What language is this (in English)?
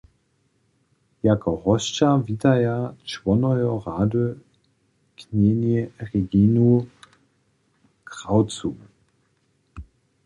Upper Sorbian